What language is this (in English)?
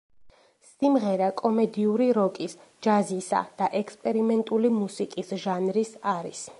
Georgian